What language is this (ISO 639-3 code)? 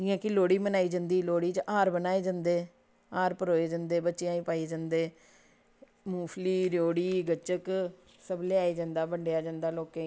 doi